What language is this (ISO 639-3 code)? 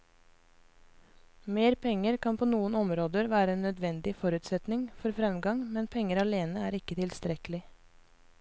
nor